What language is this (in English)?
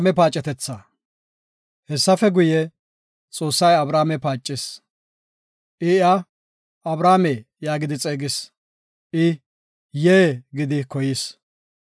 Gofa